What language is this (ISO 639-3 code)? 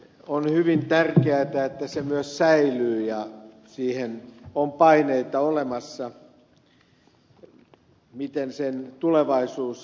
fin